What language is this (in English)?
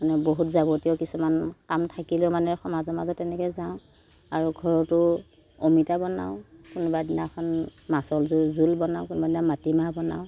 Assamese